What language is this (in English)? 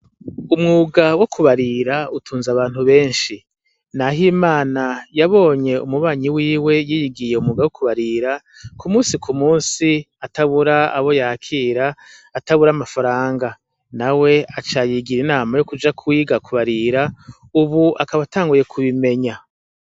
Rundi